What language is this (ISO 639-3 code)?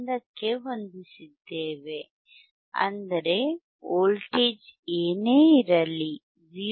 kan